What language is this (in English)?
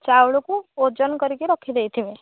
Odia